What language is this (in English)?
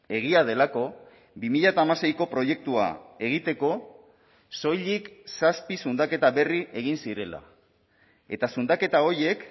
Basque